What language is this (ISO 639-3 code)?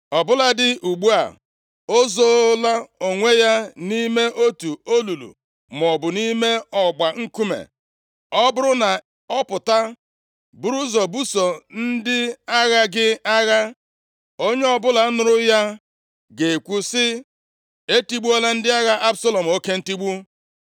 ibo